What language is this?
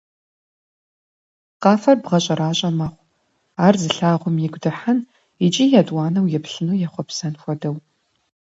Kabardian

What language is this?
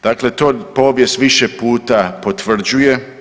Croatian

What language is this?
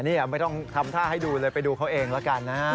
Thai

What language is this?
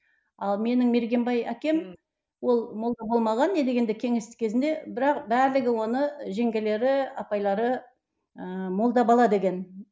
Kazakh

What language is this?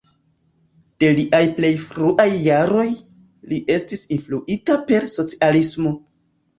Esperanto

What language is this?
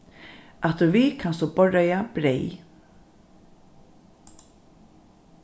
Faroese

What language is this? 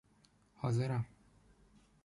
Persian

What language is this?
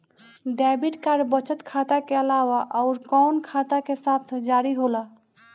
Bhojpuri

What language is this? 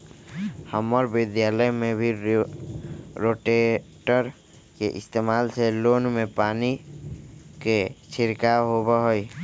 Magahi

